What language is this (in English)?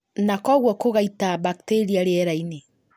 Kikuyu